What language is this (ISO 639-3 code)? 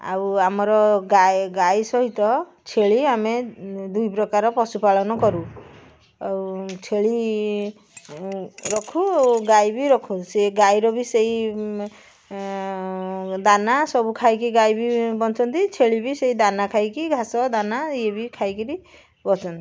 ori